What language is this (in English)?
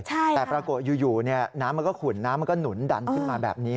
Thai